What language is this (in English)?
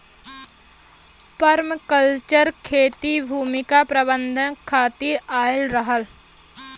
Bhojpuri